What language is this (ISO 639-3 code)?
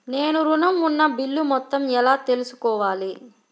tel